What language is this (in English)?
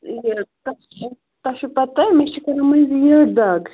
Kashmiri